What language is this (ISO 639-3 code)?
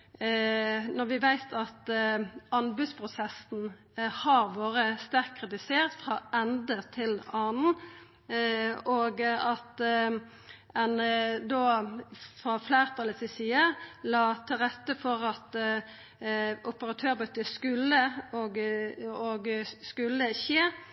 nno